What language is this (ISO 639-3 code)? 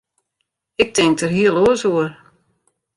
fry